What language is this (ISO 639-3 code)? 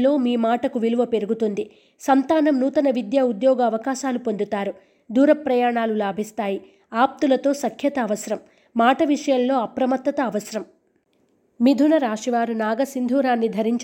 tel